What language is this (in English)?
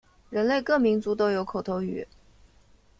Chinese